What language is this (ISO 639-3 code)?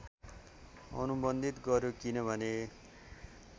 nep